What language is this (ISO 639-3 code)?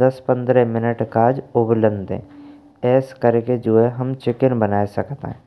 bra